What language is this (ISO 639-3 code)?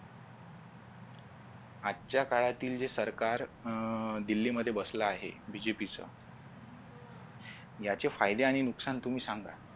mar